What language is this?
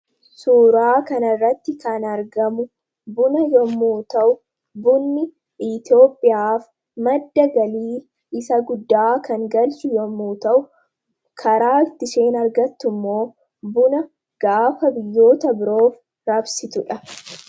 Oromo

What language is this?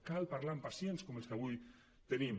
Catalan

